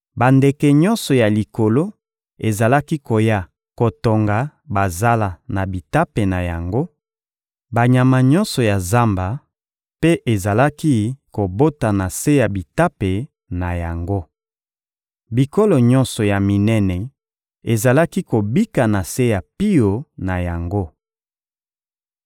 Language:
Lingala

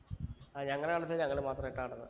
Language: Malayalam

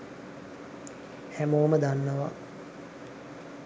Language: Sinhala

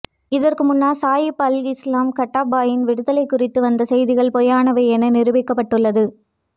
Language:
Tamil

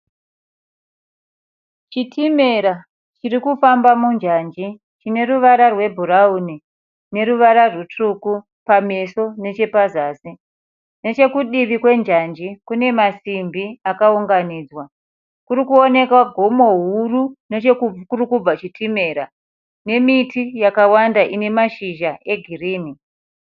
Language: Shona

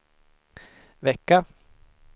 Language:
Swedish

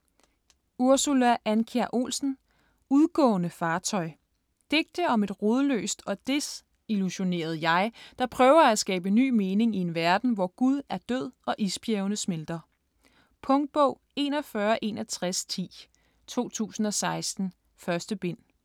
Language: Danish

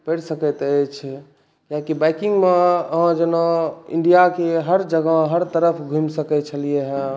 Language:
Maithili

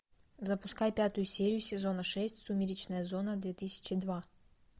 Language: Russian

